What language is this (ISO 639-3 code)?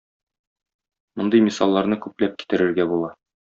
tat